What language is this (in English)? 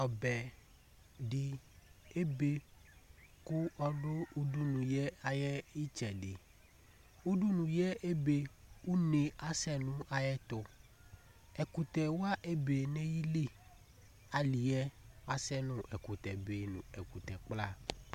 Ikposo